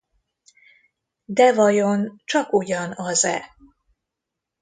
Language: Hungarian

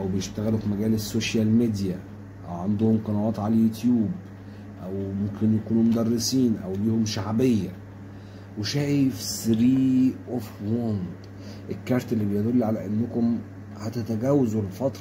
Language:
Arabic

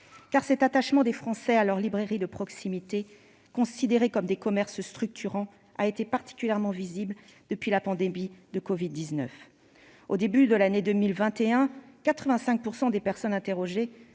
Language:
French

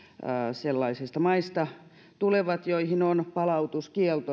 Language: Finnish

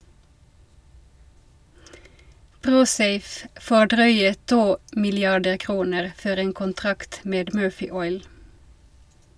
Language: Norwegian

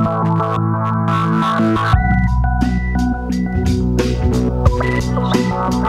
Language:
Romanian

